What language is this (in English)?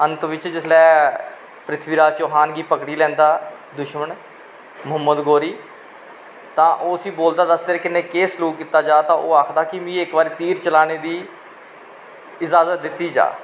Dogri